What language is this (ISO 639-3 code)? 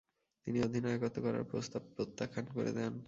ben